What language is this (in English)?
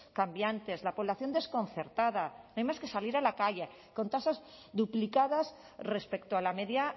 Spanish